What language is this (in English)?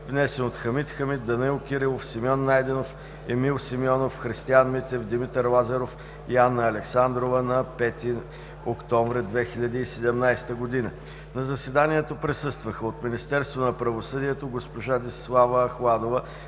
Bulgarian